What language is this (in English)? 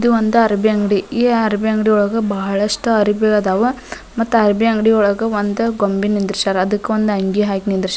Kannada